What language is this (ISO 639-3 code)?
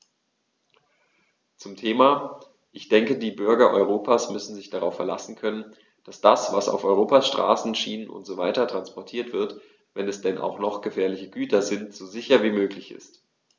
deu